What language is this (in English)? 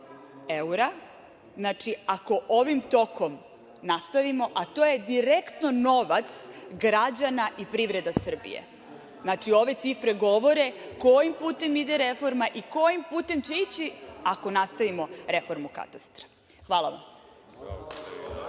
Serbian